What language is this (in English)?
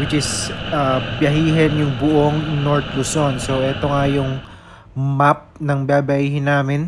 Filipino